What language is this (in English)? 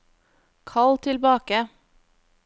Norwegian